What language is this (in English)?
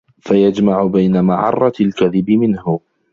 Arabic